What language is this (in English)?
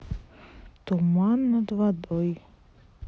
Russian